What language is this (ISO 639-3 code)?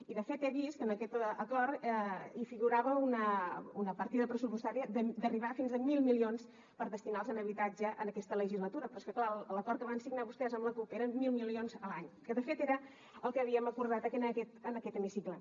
cat